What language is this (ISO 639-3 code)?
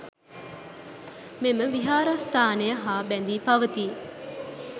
sin